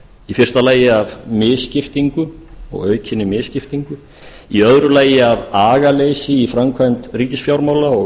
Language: Icelandic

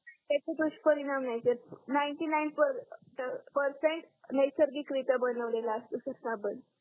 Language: Marathi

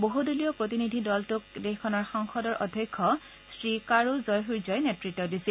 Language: Assamese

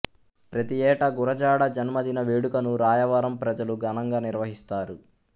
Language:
Telugu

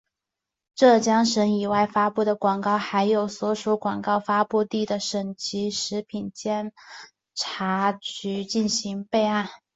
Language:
Chinese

